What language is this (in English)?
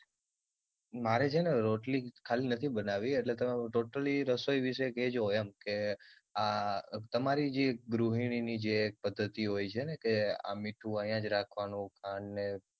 Gujarati